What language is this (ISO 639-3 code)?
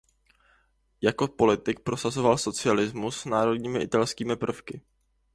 ces